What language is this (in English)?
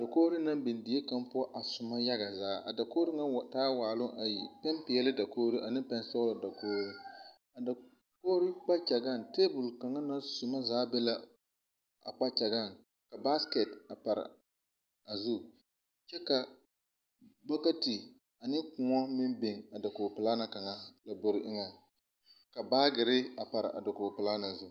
Southern Dagaare